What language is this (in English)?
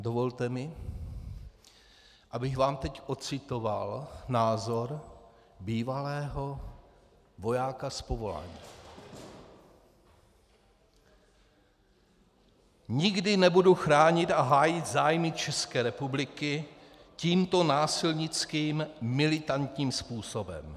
Czech